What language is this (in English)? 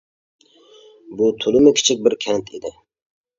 Uyghur